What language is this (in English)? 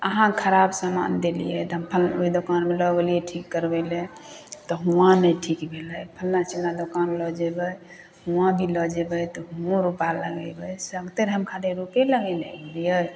Maithili